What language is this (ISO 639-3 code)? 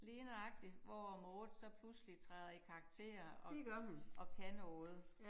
dan